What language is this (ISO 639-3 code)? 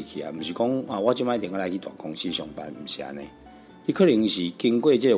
zho